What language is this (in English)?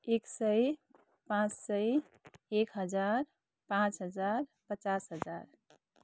Nepali